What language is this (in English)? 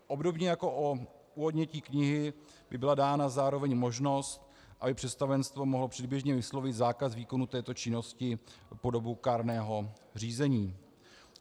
Czech